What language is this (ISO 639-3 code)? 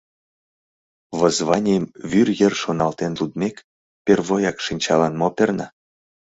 chm